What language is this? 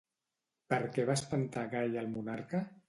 Catalan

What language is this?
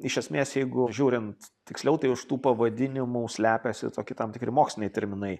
Lithuanian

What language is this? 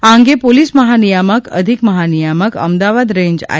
Gujarati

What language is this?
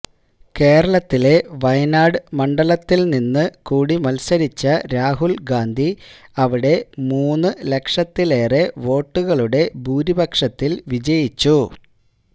Malayalam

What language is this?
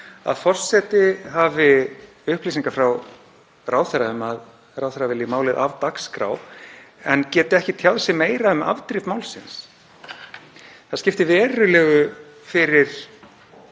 Icelandic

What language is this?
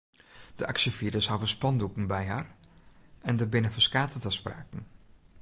Western Frisian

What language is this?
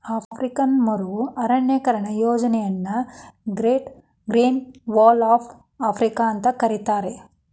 Kannada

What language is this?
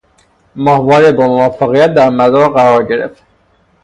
Persian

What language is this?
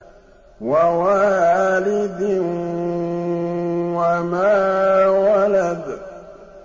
Arabic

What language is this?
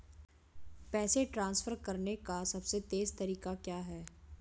Hindi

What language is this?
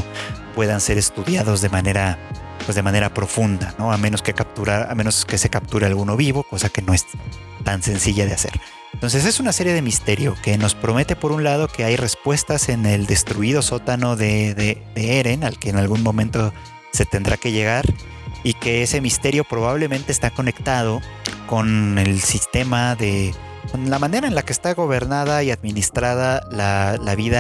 Spanish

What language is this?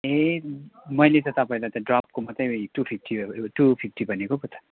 Nepali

